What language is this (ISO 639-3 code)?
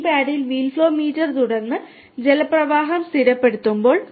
mal